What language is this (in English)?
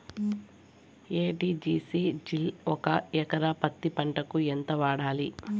Telugu